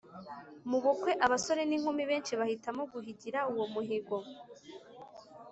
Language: Kinyarwanda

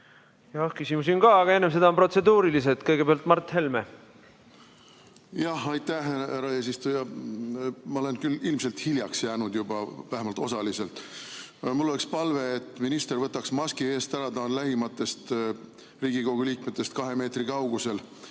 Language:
Estonian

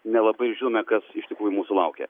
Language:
Lithuanian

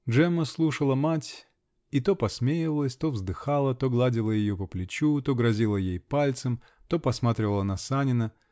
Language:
Russian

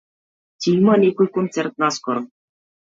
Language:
Macedonian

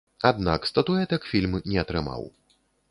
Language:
Belarusian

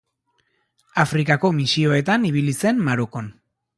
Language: Basque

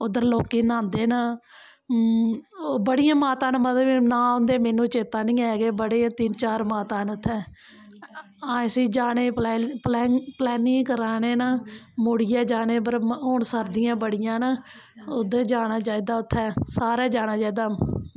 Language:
Dogri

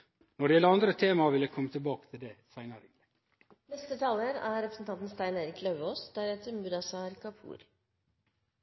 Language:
Norwegian Nynorsk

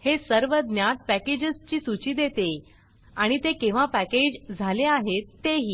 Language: Marathi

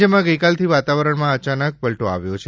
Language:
Gujarati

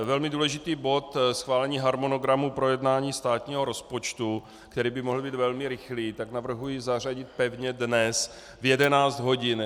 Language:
Czech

